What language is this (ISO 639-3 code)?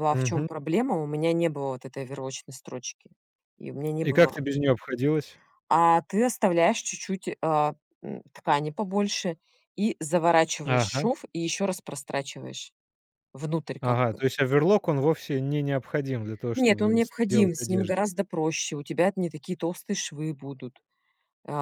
rus